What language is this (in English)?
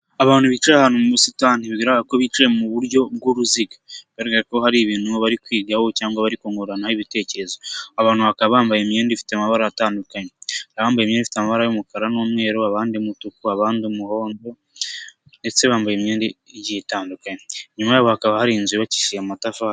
Kinyarwanda